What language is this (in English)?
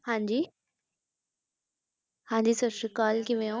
Punjabi